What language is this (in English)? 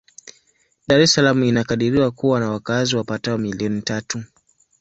Swahili